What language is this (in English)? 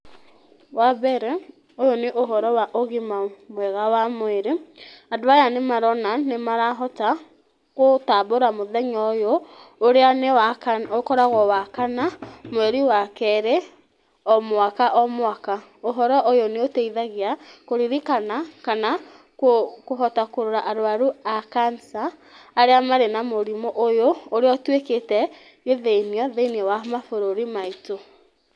Kikuyu